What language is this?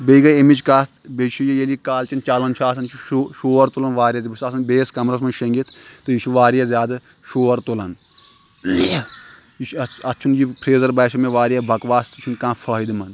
Kashmiri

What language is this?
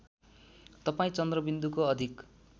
Nepali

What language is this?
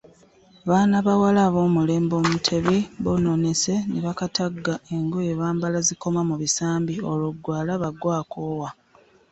Ganda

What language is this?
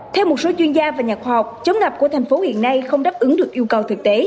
Vietnamese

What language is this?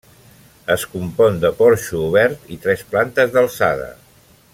Catalan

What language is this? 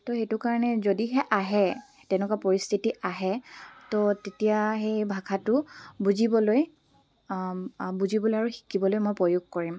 Assamese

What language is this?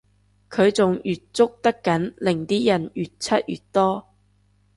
Cantonese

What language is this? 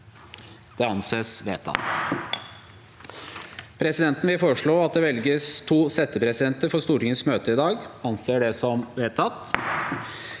Norwegian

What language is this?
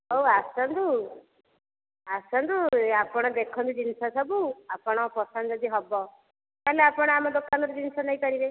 Odia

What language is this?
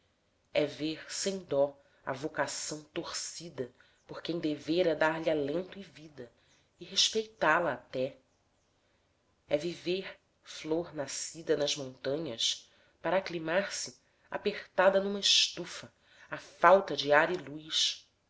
Portuguese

